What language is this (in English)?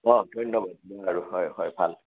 Assamese